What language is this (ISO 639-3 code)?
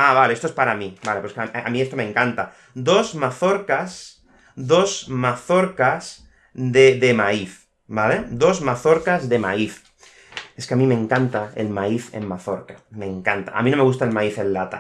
spa